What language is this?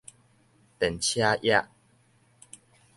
Min Nan Chinese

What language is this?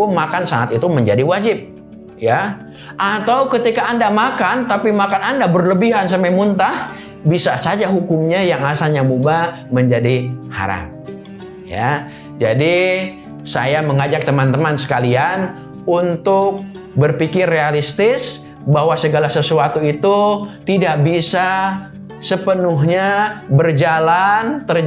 Indonesian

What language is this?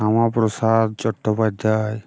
Bangla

